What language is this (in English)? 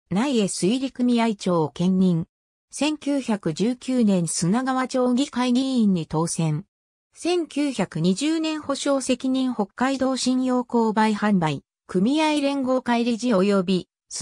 Japanese